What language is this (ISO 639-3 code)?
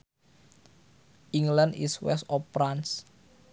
sun